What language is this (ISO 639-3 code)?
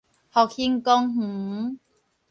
nan